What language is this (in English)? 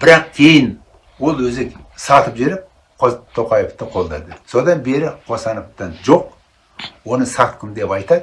Turkish